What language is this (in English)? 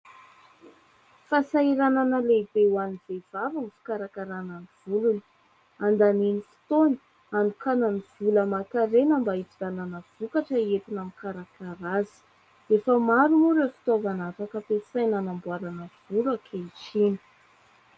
Malagasy